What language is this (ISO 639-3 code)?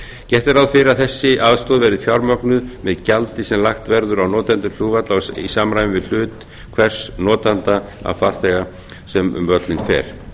isl